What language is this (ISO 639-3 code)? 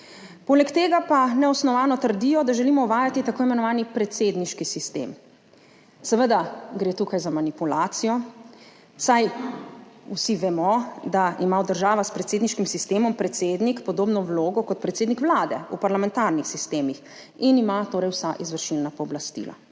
slv